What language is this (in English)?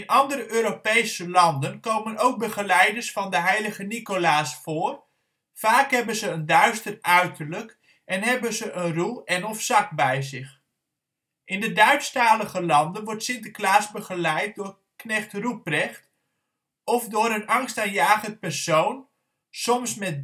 Dutch